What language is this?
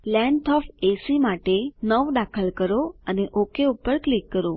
Gujarati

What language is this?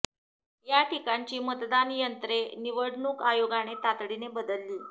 Marathi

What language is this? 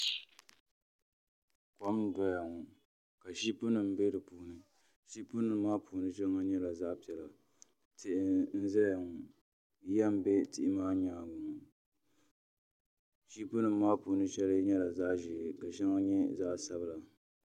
Dagbani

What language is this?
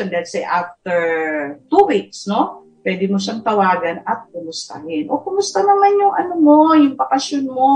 Filipino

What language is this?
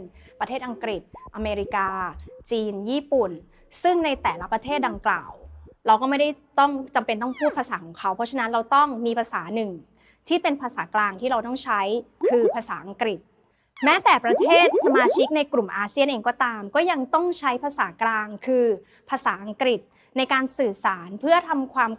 Thai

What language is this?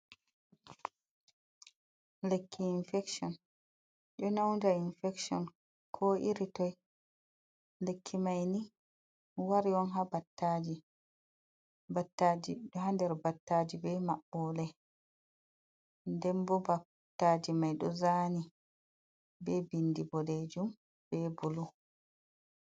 Fula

